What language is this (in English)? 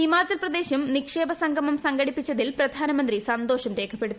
Malayalam